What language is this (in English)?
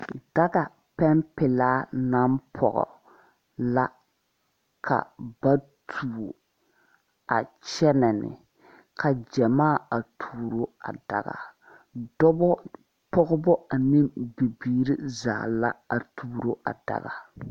Southern Dagaare